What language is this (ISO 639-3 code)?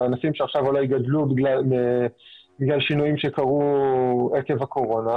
heb